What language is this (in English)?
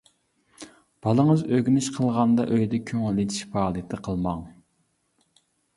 Uyghur